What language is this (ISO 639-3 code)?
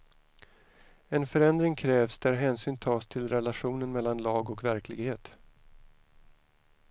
swe